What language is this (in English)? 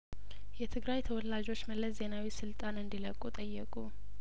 Amharic